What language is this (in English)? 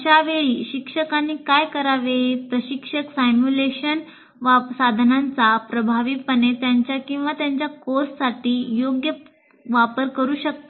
Marathi